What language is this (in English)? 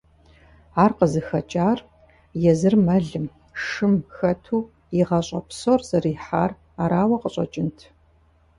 Kabardian